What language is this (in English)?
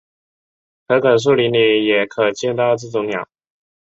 Chinese